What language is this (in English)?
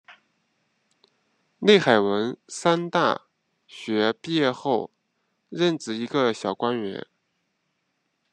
Chinese